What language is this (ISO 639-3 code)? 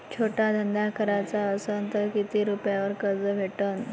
mar